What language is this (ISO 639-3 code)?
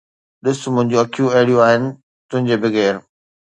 snd